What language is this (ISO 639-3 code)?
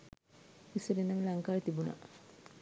sin